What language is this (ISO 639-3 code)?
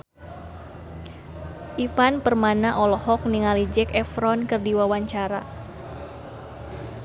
sun